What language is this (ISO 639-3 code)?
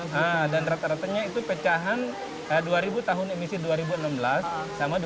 ind